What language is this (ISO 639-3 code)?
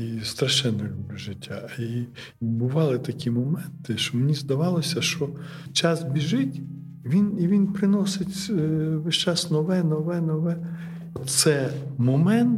ukr